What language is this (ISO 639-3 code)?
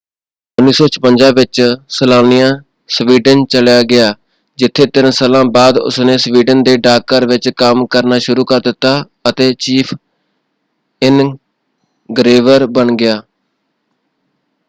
pan